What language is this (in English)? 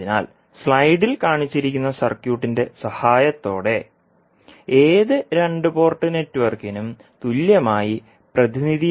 Malayalam